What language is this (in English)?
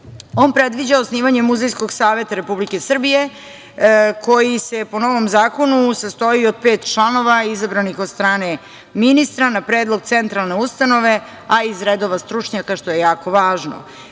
Serbian